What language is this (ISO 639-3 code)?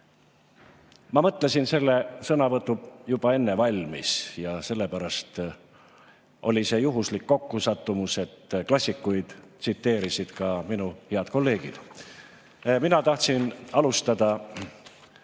est